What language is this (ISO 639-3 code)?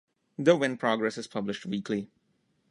eng